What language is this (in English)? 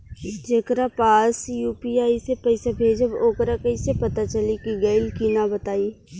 Bhojpuri